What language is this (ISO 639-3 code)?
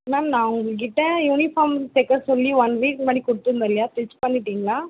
tam